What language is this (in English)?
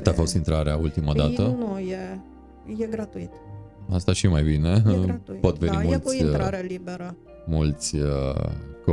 Romanian